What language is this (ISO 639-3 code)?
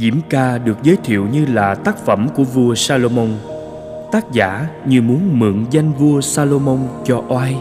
vie